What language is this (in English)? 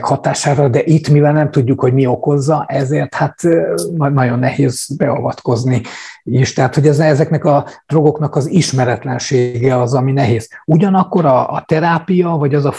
Hungarian